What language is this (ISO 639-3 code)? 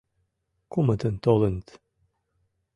chm